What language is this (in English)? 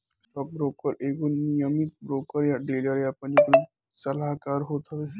Bhojpuri